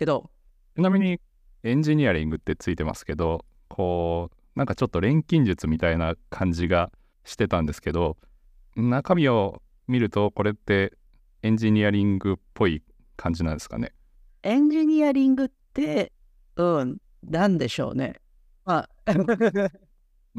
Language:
Japanese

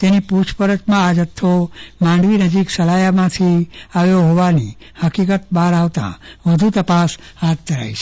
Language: Gujarati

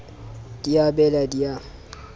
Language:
Southern Sotho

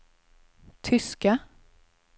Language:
Swedish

